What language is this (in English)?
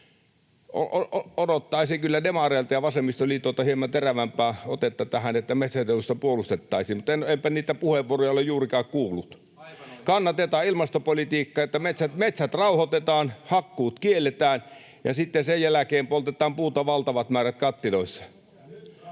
Finnish